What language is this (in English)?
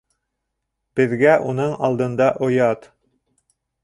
Bashkir